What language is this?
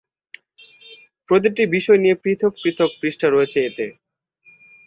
Bangla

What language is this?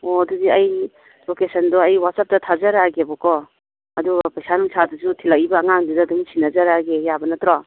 Manipuri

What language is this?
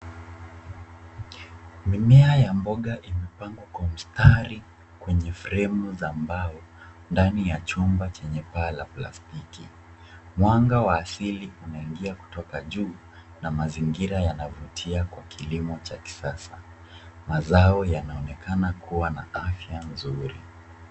Swahili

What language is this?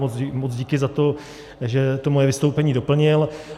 Czech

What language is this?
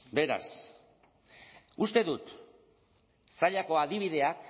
Basque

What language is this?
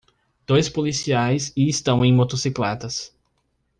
Portuguese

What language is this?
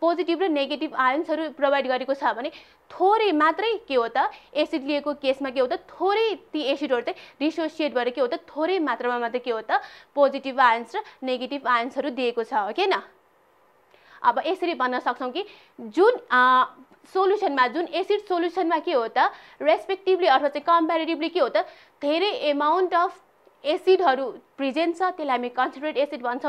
Hindi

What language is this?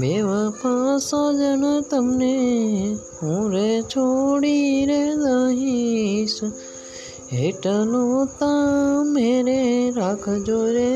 Gujarati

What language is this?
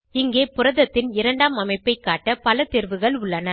Tamil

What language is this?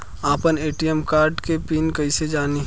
Bhojpuri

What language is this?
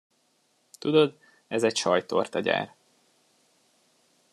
Hungarian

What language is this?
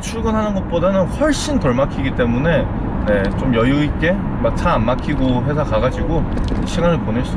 Korean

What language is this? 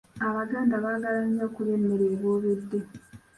Ganda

